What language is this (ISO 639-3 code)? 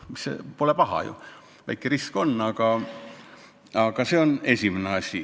est